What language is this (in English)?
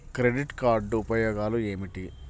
Telugu